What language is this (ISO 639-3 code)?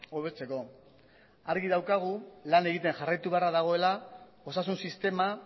eus